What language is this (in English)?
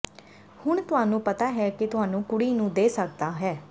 Punjabi